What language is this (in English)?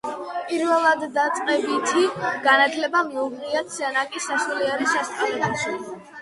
Georgian